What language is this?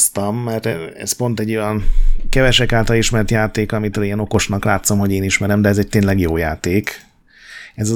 Hungarian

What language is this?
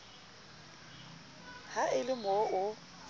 Southern Sotho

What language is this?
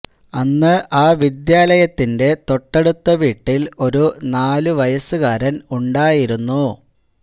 Malayalam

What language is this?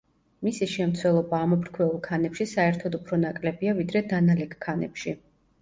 Georgian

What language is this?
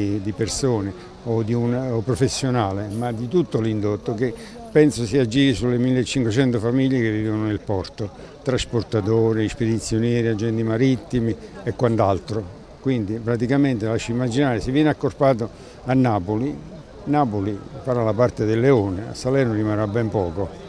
Italian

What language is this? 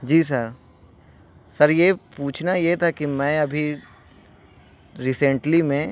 Urdu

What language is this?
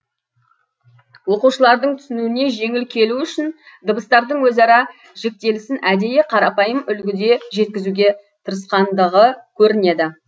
Kazakh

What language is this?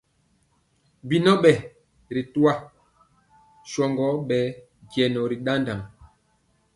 Mpiemo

